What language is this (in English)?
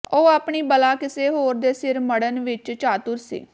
Punjabi